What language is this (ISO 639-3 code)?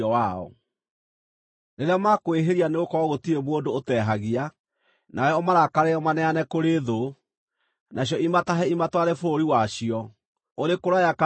kik